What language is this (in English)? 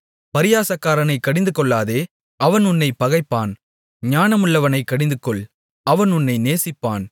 Tamil